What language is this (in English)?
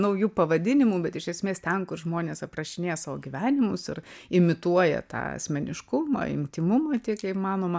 Lithuanian